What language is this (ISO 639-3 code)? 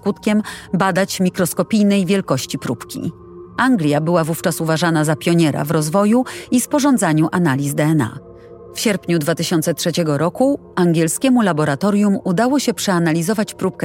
pol